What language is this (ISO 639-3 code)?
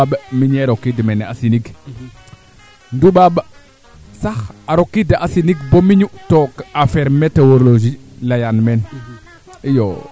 srr